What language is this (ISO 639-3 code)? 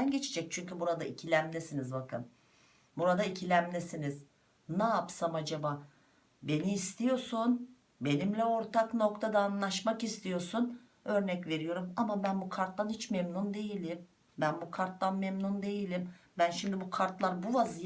tur